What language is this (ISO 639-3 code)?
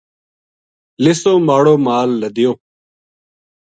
gju